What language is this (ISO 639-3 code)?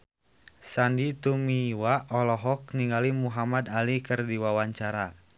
sun